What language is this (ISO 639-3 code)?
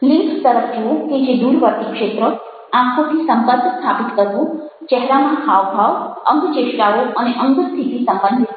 guj